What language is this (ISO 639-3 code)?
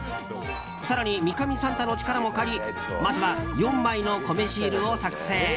jpn